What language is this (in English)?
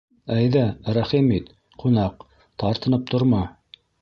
Bashkir